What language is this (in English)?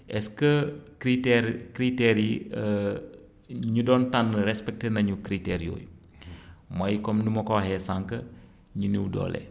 Wolof